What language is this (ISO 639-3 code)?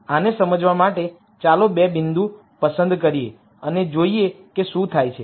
guj